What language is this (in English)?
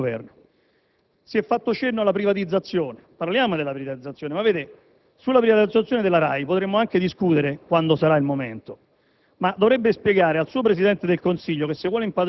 Italian